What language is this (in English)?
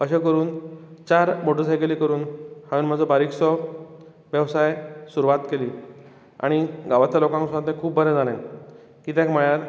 Konkani